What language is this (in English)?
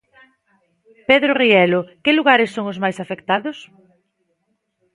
Galician